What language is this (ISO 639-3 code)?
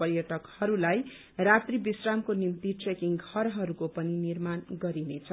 nep